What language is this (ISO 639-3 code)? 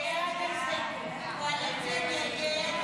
heb